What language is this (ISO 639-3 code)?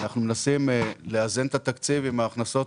heb